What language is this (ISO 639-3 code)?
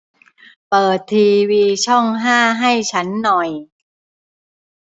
tha